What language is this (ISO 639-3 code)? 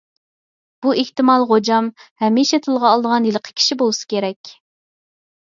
uig